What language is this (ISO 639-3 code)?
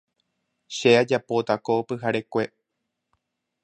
grn